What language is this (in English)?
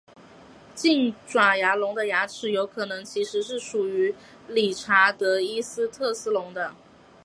Chinese